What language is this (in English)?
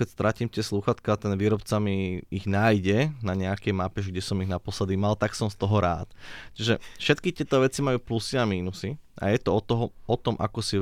Slovak